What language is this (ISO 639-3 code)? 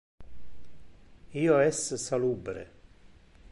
ina